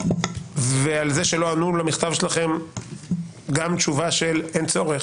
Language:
Hebrew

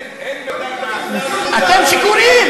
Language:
Hebrew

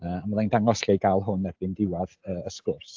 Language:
Welsh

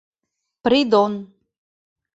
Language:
Mari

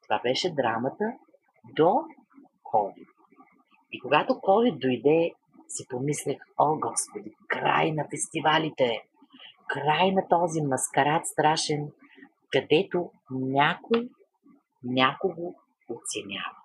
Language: Bulgarian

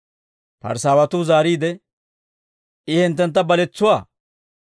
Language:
Dawro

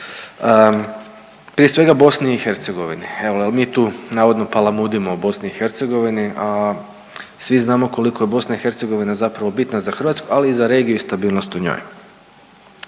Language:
Croatian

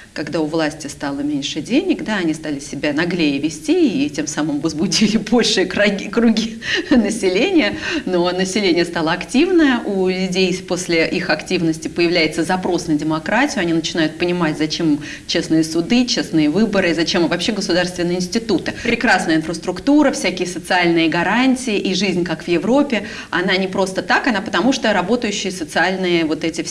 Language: Russian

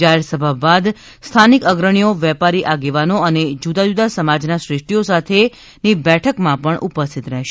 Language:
Gujarati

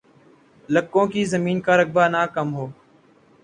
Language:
Urdu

